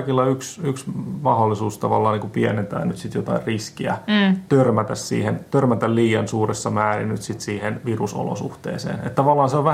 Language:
Finnish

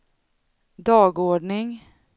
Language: Swedish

